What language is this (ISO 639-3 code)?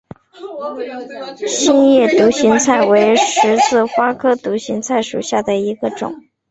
zho